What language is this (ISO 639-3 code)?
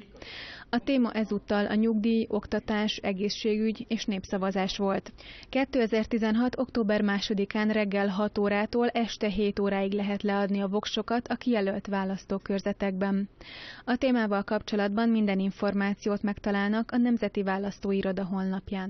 hun